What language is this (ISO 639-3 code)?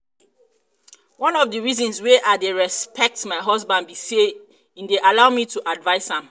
pcm